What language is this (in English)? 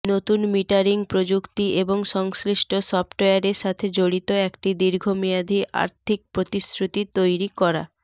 Bangla